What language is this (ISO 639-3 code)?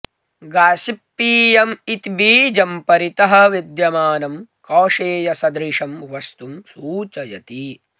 san